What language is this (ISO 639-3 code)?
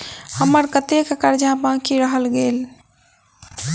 mai